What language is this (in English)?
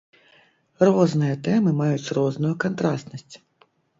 Belarusian